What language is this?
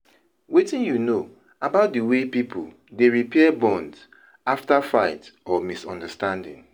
Nigerian Pidgin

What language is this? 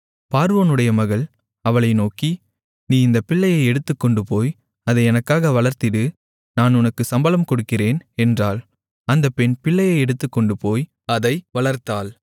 Tamil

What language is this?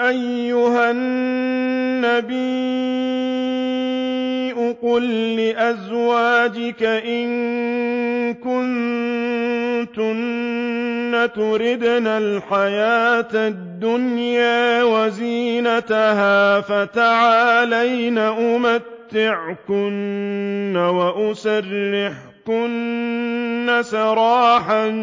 Arabic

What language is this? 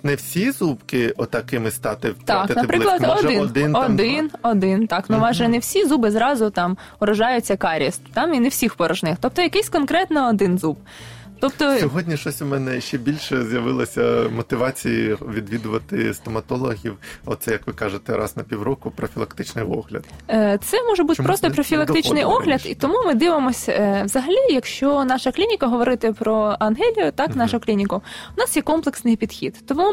Ukrainian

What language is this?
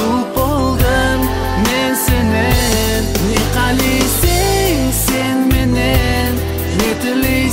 Russian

